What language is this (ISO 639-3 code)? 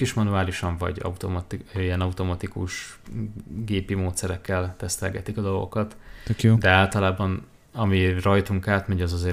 hun